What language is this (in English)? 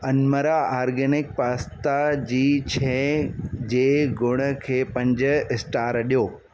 Sindhi